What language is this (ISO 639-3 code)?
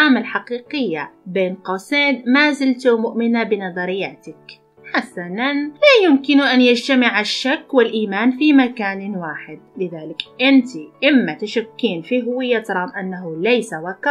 ara